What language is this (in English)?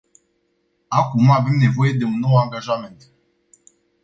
Romanian